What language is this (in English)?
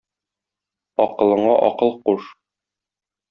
Tatar